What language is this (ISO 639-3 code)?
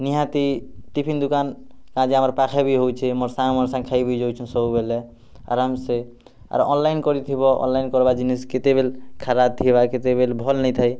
ori